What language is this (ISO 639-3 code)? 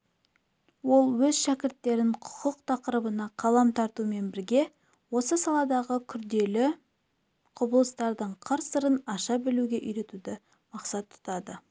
kaz